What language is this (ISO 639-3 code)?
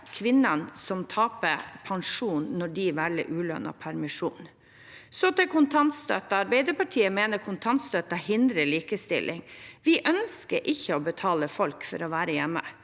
nor